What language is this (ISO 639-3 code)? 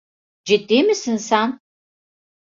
tur